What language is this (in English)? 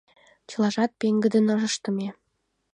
Mari